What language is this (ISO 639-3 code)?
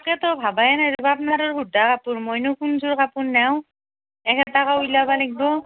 asm